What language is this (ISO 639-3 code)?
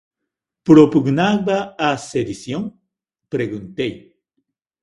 glg